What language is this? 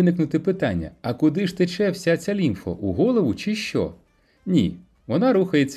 Ukrainian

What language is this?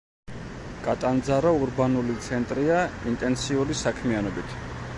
Georgian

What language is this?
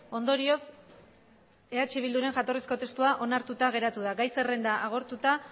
Basque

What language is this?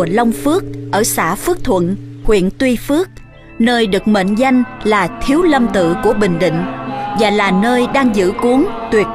Vietnamese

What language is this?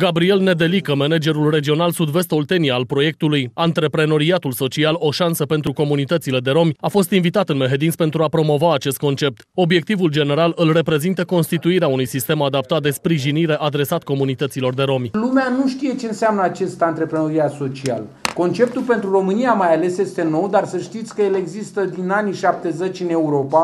Romanian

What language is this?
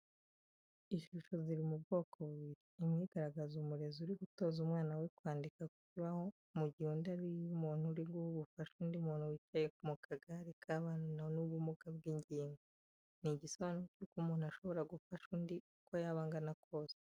Kinyarwanda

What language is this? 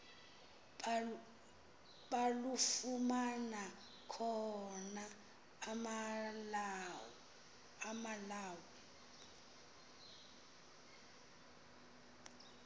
Xhosa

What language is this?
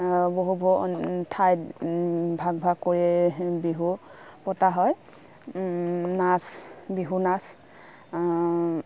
Assamese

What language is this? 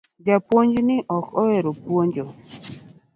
Luo (Kenya and Tanzania)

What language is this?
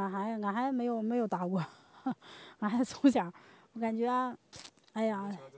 Chinese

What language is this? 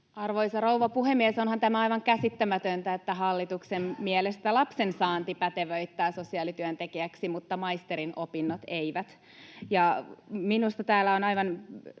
Finnish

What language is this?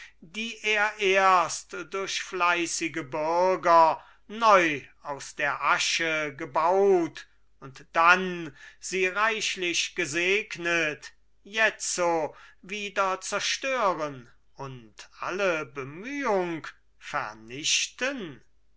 German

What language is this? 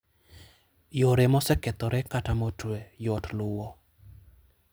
Luo (Kenya and Tanzania)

